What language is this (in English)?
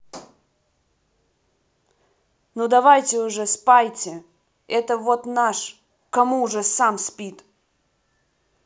Russian